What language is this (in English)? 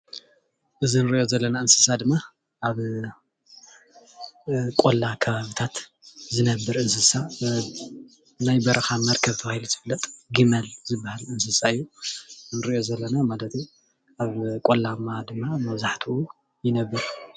Tigrinya